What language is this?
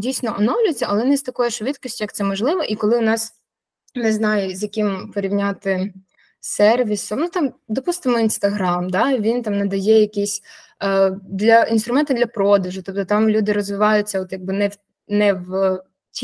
Ukrainian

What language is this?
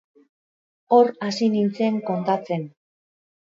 Basque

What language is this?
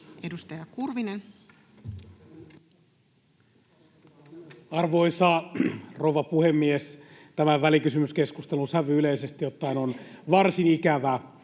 Finnish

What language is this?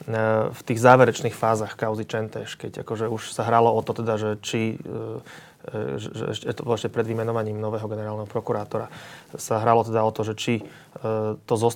Slovak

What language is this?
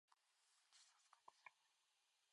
Japanese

